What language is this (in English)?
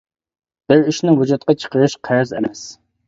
Uyghur